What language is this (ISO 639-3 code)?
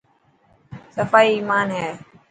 mki